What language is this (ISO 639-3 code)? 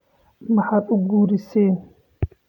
som